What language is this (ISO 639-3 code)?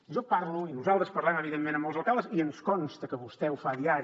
cat